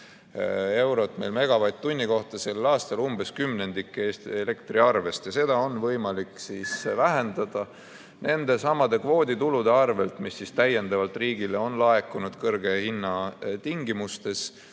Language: Estonian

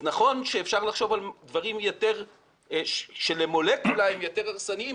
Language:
Hebrew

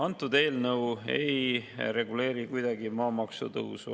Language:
Estonian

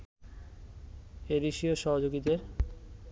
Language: Bangla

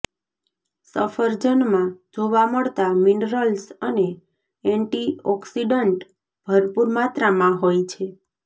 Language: Gujarati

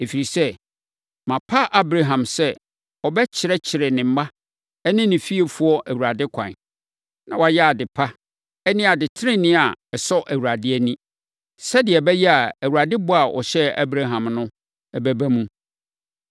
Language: Akan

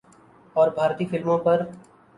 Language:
Urdu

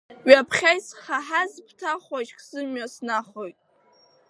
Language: Abkhazian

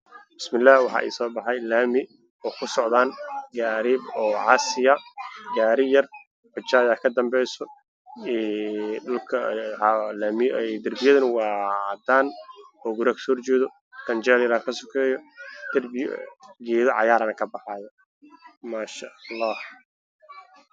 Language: Somali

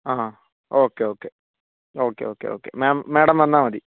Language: Malayalam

